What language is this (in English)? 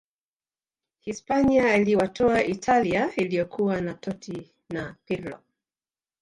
Swahili